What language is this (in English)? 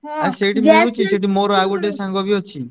Odia